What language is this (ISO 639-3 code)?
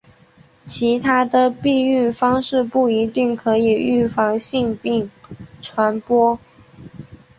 zho